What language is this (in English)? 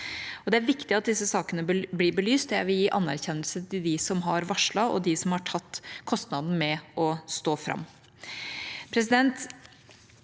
Norwegian